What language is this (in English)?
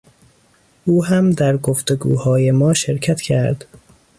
Persian